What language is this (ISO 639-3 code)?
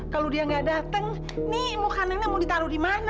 ind